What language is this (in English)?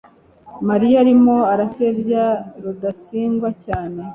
Kinyarwanda